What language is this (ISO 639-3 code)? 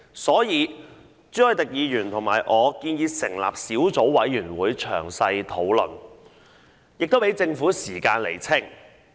yue